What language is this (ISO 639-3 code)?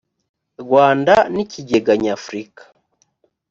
kin